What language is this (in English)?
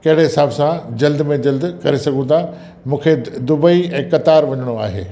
Sindhi